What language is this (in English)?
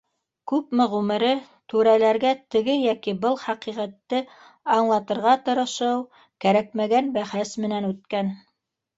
Bashkir